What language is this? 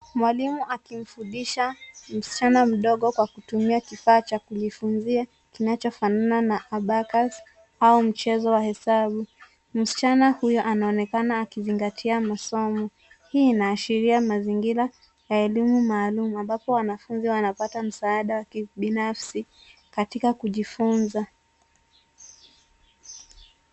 Swahili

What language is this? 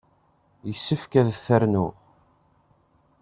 Kabyle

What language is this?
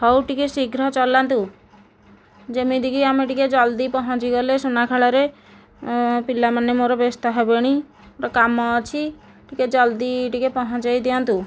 Odia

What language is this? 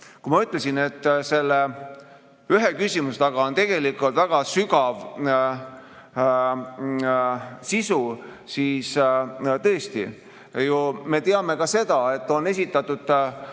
Estonian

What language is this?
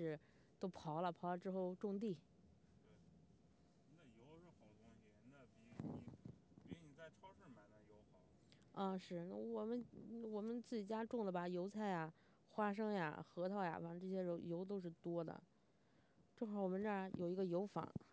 Chinese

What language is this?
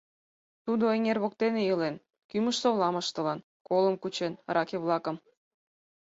Mari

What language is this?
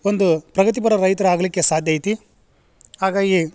Kannada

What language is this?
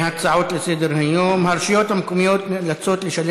Hebrew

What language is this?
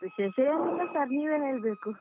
Kannada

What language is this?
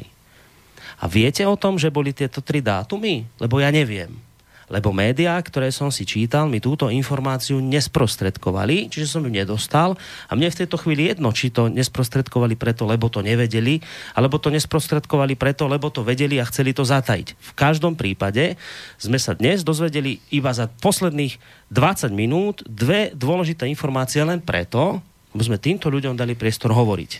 Slovak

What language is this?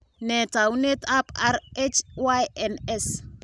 Kalenjin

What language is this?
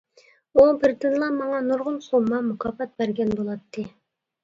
Uyghur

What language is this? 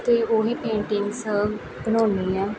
Punjabi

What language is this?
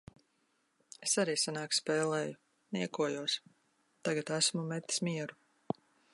Latvian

